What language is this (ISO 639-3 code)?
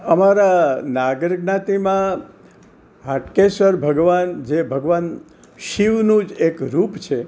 guj